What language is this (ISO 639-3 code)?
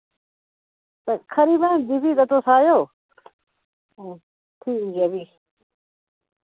doi